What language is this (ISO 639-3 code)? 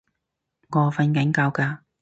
yue